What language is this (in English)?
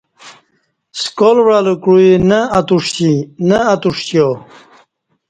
Kati